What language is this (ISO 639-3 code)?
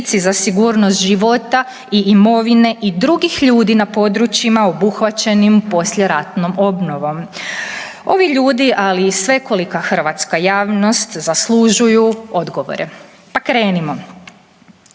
hrv